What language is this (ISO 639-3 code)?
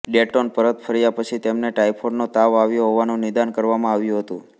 guj